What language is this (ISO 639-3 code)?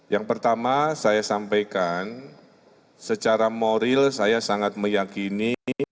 ind